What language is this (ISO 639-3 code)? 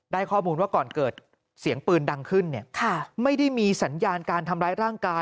tha